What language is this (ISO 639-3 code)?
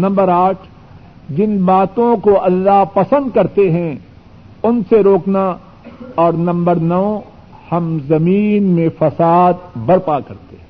urd